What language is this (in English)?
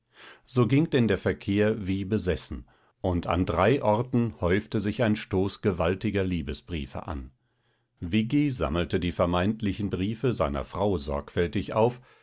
German